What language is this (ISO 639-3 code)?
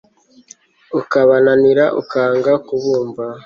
kin